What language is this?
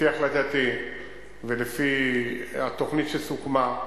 Hebrew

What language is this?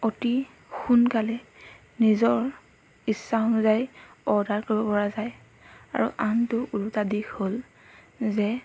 Assamese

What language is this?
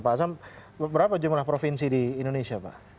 Indonesian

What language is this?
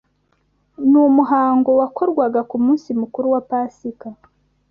Kinyarwanda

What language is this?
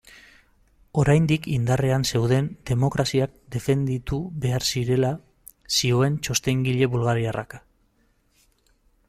Basque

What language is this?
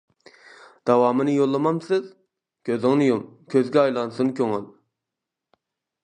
Uyghur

